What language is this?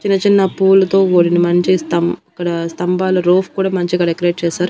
Telugu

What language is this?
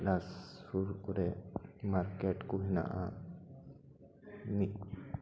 Santali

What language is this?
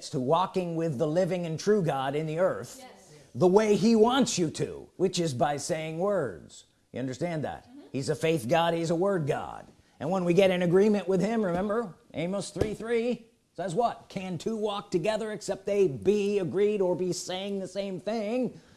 English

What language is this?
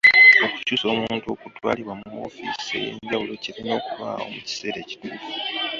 Ganda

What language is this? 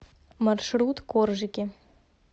Russian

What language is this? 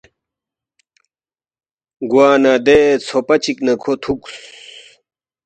Balti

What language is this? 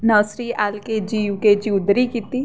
Dogri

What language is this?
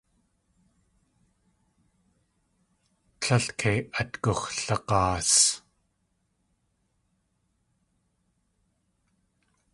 Tlingit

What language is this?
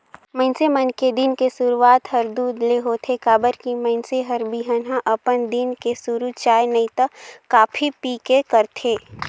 Chhattisgarhi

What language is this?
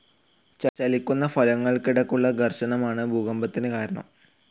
Malayalam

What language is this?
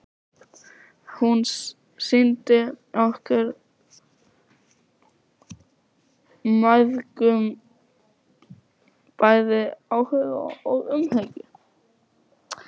Icelandic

